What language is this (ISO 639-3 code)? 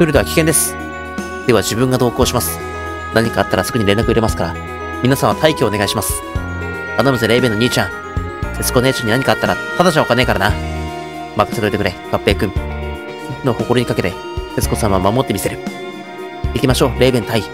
jpn